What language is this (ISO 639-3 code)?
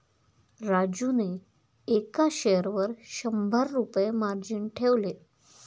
mar